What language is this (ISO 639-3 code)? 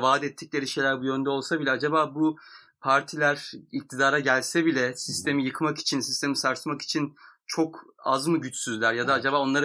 tur